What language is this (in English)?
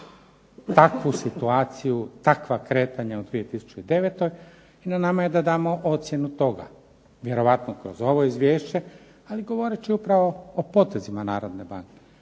Croatian